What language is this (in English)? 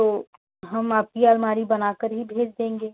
Hindi